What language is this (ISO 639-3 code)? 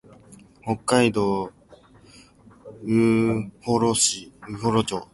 jpn